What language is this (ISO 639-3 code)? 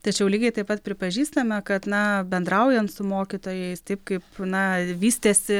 lit